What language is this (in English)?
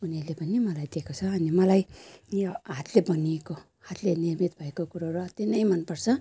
Nepali